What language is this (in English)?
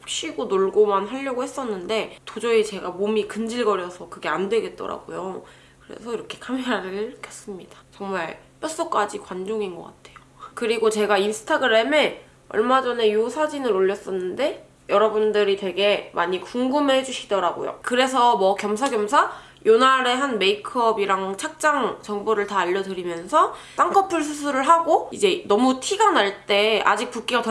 Korean